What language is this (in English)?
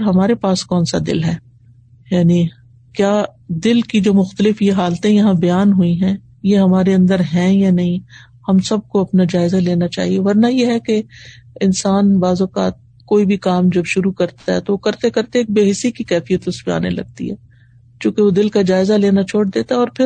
Urdu